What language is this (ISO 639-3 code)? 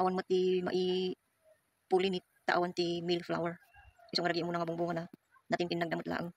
fil